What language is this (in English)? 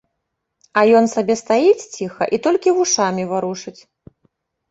Belarusian